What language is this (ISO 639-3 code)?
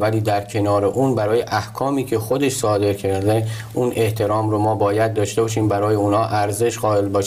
fas